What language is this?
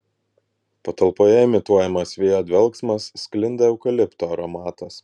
Lithuanian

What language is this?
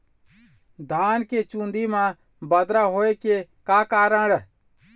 Chhattisgarhi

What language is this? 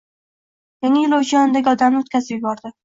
Uzbek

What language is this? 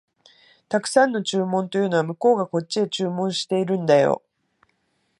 Japanese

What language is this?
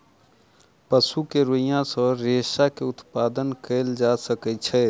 Maithili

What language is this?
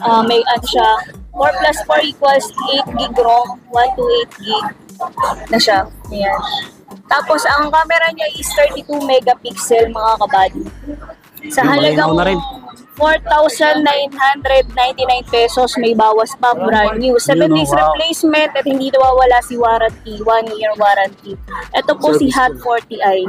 Filipino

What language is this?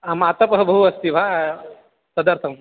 Sanskrit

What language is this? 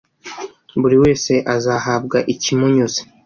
Kinyarwanda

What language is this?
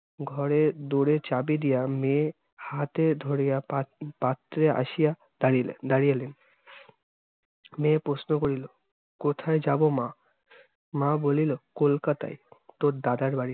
Bangla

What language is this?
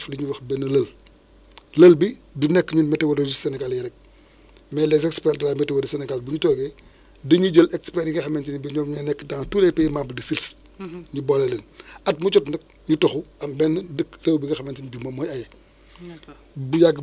Wolof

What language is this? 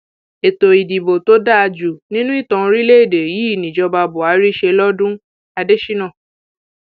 Yoruba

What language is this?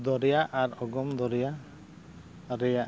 Santali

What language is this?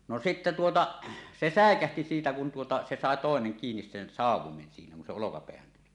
Finnish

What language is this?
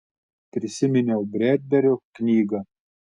Lithuanian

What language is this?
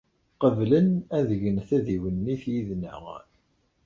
Kabyle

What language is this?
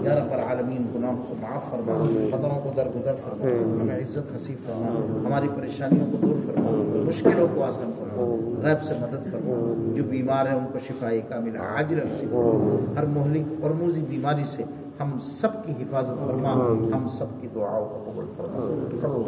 Urdu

